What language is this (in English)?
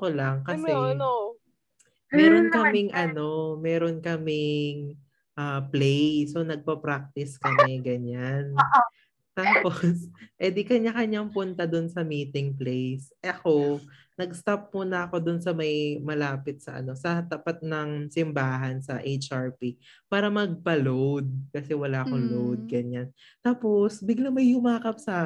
Filipino